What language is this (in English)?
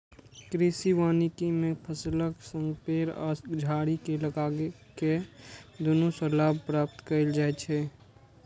Maithili